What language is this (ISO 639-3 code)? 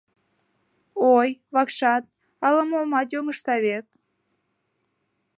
chm